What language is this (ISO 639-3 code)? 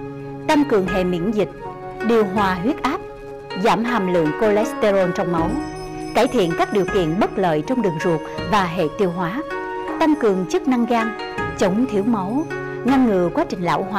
vie